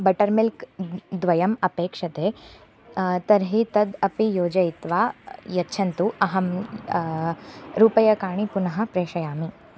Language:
Sanskrit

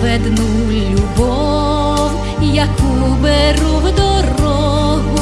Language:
Ukrainian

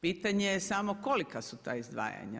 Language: Croatian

